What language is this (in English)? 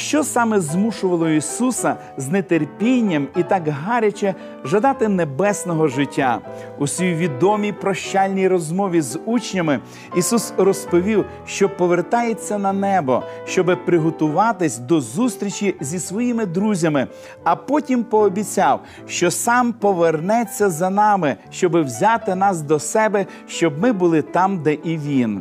Ukrainian